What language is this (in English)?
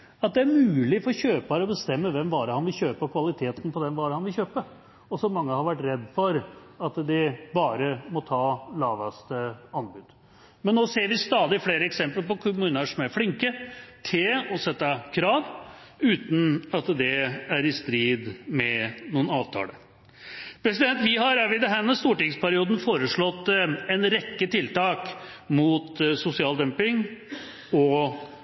Norwegian Bokmål